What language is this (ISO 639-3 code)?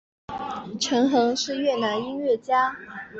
zho